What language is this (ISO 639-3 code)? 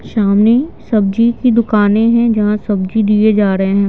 hin